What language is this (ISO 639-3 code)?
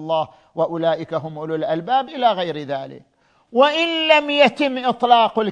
ara